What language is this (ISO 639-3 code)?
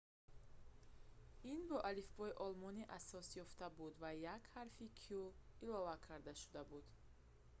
tgk